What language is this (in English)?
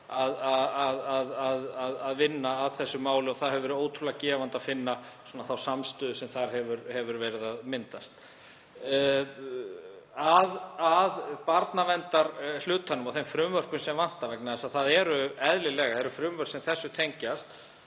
Icelandic